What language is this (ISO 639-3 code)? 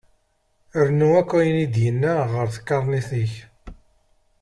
kab